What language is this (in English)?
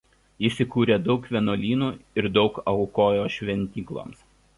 Lithuanian